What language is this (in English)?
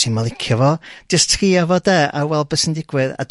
Welsh